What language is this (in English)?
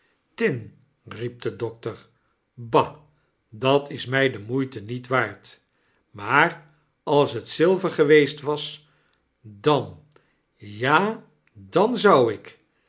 Dutch